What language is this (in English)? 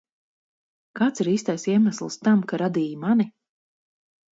Latvian